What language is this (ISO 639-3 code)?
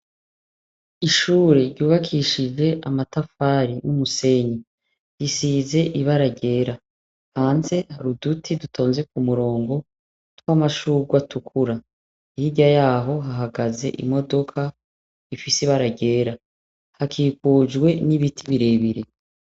run